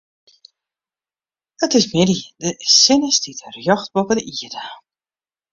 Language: Western Frisian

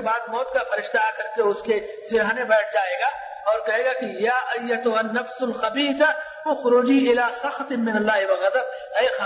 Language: Urdu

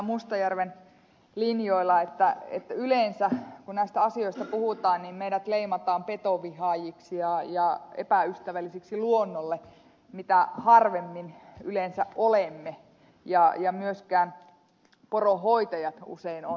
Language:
Finnish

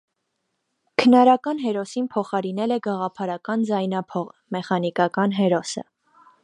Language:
Armenian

